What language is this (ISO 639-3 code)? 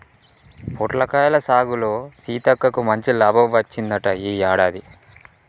tel